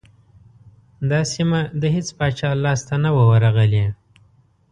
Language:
Pashto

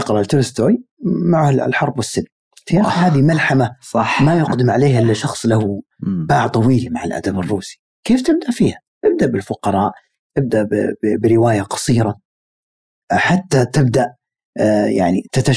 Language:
Arabic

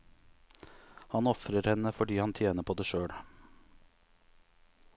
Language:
Norwegian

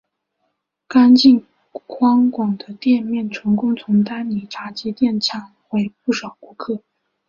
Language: Chinese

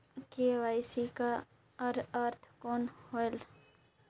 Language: Chhattisgarhi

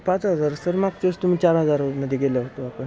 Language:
Marathi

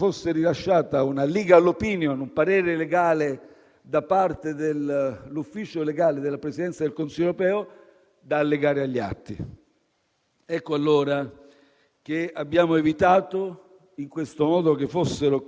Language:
Italian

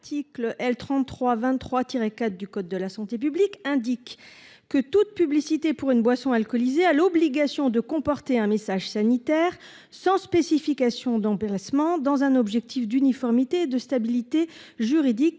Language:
French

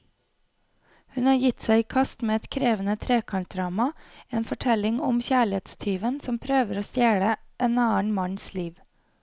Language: Norwegian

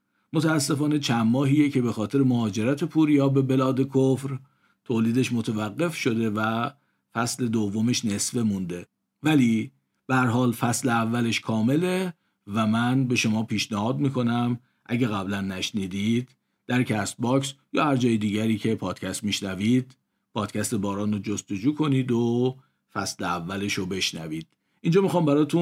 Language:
Persian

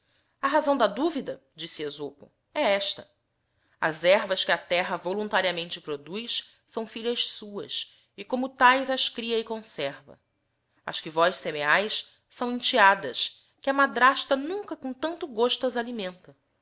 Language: Portuguese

